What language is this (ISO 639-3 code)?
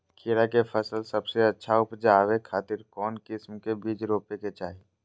mag